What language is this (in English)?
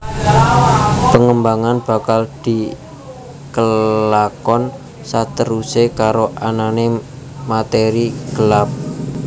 Javanese